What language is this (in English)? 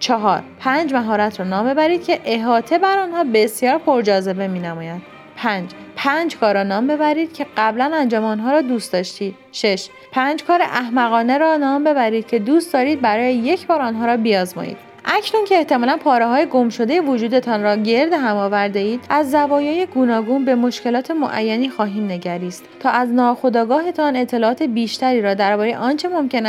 Persian